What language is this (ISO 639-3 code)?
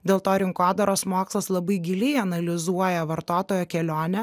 lit